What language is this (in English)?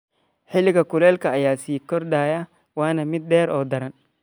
Somali